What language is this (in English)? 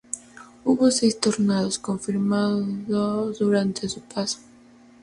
Spanish